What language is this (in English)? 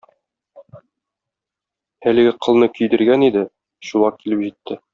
Tatar